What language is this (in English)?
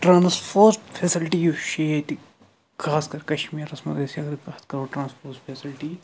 Kashmiri